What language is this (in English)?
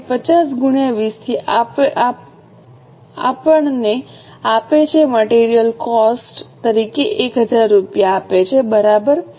Gujarati